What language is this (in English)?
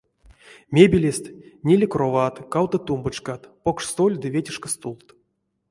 Erzya